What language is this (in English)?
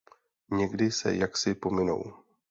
Czech